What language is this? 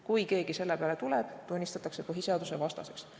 Estonian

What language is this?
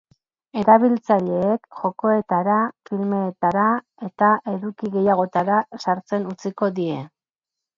Basque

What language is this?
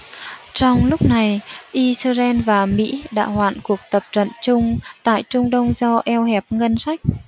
Vietnamese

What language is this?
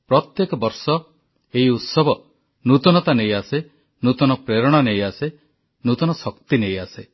Odia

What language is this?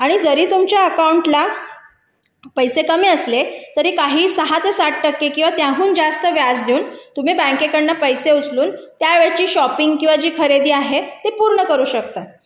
Marathi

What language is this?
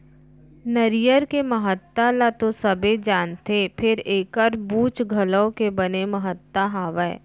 Chhattisgarhi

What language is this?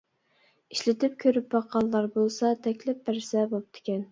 Uyghur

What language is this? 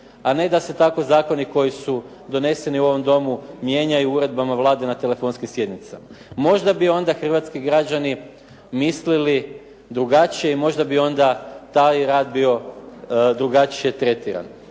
Croatian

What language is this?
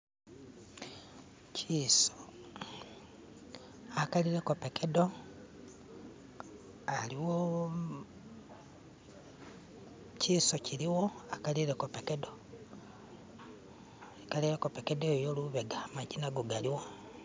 Masaaba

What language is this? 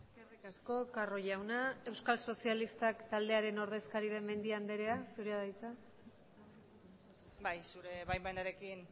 Basque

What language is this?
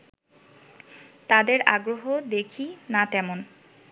Bangla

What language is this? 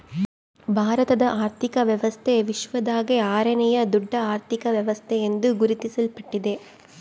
Kannada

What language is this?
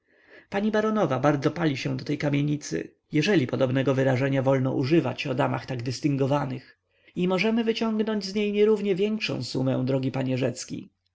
Polish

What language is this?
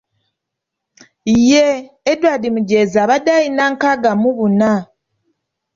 Ganda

